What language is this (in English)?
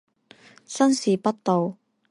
Chinese